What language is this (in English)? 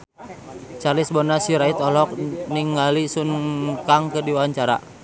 Sundanese